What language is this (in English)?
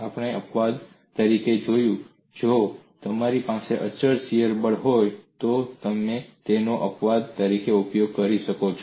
Gujarati